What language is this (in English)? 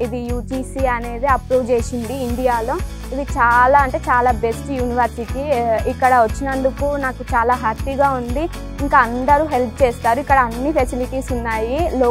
Telugu